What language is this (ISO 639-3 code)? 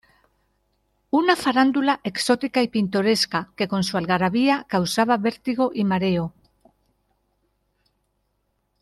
spa